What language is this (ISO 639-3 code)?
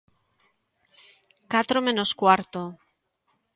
glg